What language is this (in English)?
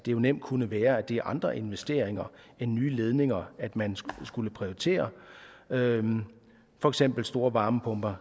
Danish